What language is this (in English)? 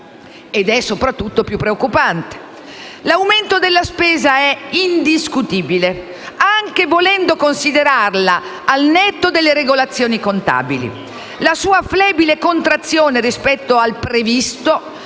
Italian